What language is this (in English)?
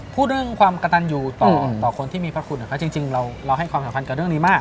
Thai